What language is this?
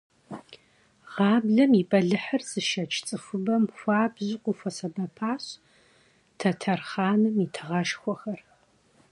Kabardian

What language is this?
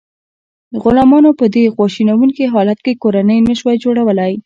Pashto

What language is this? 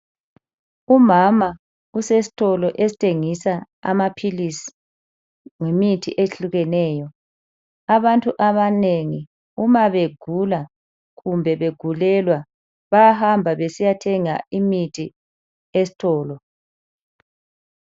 North Ndebele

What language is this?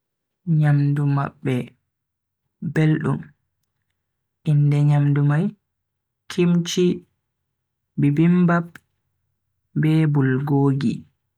Bagirmi Fulfulde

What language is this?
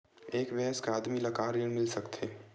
Chhattisgarhi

